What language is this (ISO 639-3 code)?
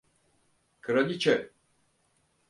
tur